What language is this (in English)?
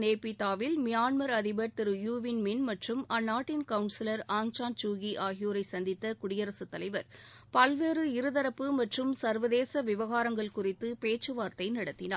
Tamil